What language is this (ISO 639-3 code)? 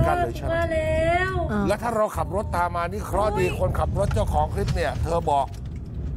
tha